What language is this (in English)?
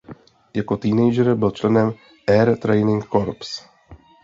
Czech